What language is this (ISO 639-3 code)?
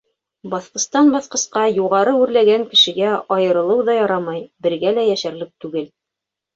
bak